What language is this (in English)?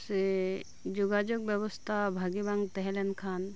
Santali